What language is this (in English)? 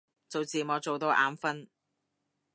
Cantonese